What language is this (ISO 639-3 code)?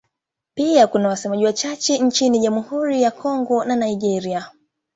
swa